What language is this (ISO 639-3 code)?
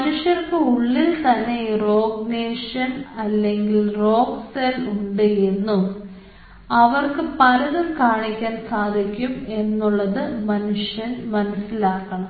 mal